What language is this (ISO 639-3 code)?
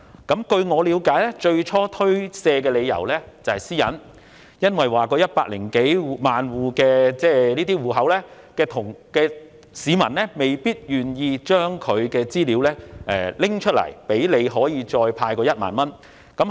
yue